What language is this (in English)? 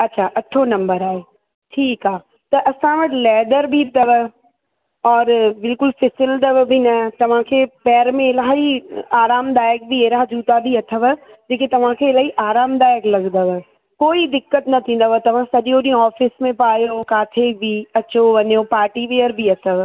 Sindhi